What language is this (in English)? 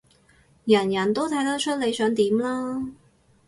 Cantonese